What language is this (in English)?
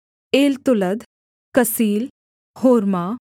Hindi